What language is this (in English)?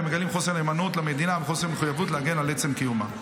Hebrew